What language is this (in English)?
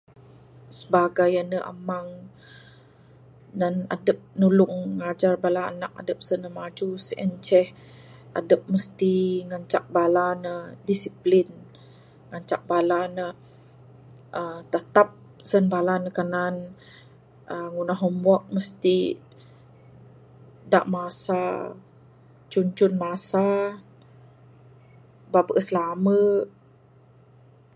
Bukar-Sadung Bidayuh